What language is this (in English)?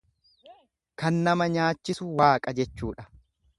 Oromo